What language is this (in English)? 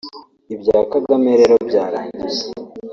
Kinyarwanda